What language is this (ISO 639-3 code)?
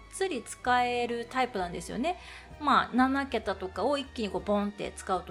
jpn